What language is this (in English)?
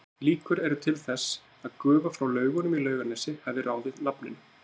Icelandic